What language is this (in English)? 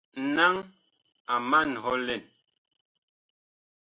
Bakoko